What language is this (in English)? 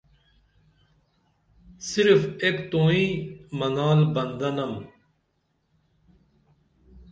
Dameli